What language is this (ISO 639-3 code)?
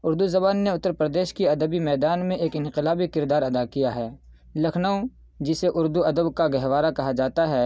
urd